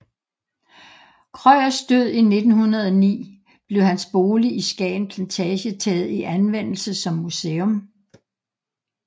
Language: Danish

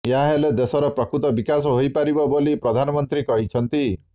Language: Odia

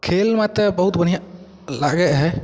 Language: Maithili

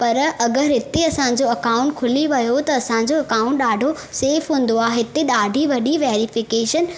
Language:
Sindhi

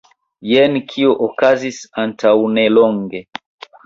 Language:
Esperanto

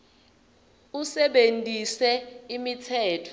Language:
Swati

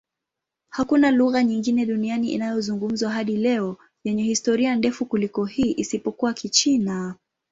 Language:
Swahili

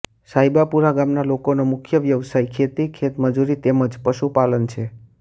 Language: Gujarati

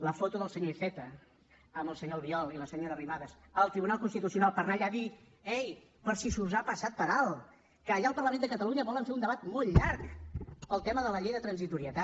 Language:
Catalan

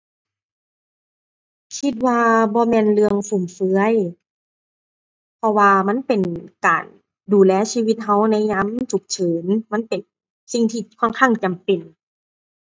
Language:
Thai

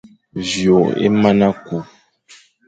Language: Fang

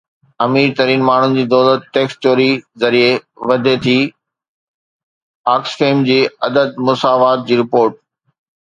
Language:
Sindhi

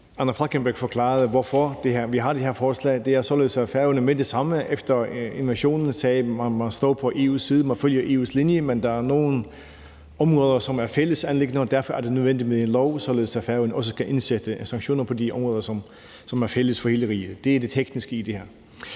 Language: Danish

